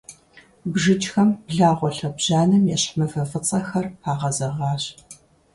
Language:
Kabardian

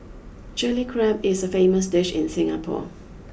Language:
English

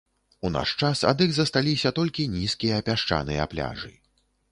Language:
Belarusian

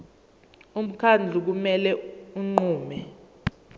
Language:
Zulu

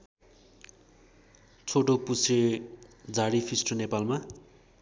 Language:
Nepali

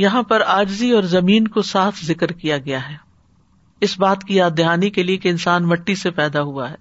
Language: Urdu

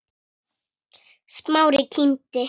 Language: Icelandic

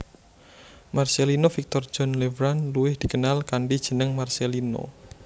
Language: Javanese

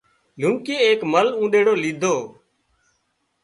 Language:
Wadiyara Koli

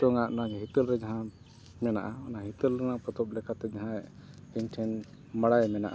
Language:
Santali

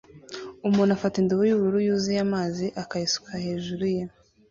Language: Kinyarwanda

